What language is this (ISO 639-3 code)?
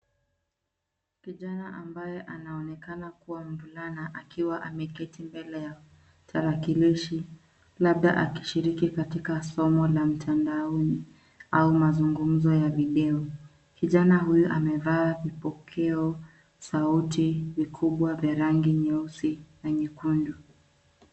swa